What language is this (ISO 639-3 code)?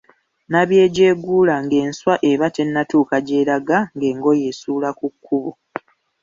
lug